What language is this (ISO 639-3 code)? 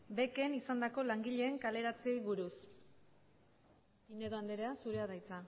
eus